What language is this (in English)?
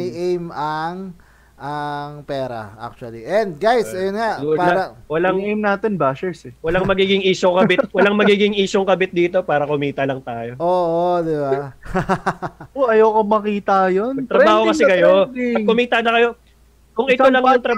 Filipino